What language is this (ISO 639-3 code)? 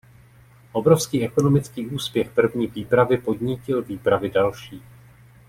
ces